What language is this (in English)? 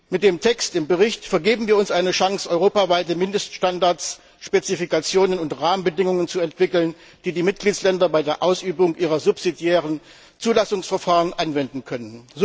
German